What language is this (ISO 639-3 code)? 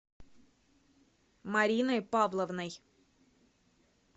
rus